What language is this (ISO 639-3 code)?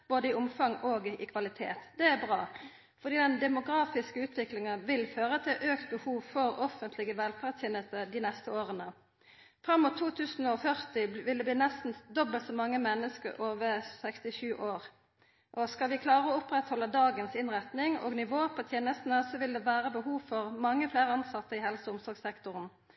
nno